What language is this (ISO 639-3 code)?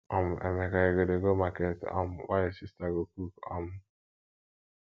pcm